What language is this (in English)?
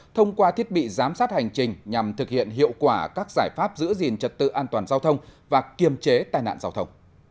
Vietnamese